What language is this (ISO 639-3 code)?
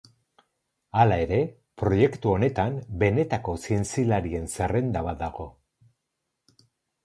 eus